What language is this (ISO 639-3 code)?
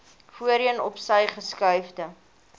afr